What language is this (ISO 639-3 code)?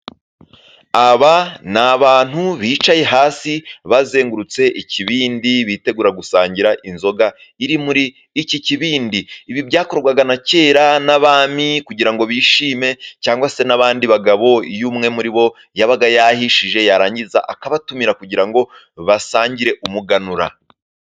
kin